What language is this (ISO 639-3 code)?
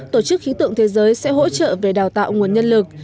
vie